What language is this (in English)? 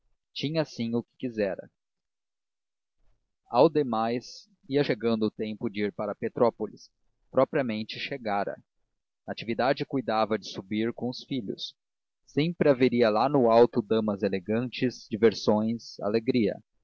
Portuguese